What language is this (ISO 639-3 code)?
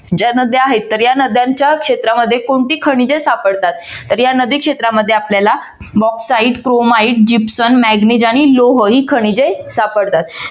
mar